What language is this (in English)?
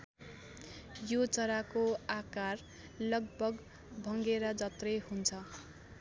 Nepali